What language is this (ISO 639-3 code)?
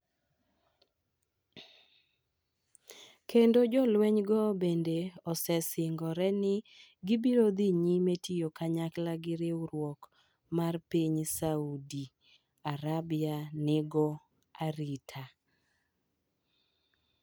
luo